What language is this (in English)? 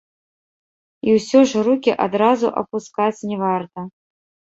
Belarusian